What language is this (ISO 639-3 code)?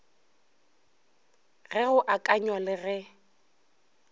nso